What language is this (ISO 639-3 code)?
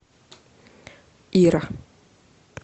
rus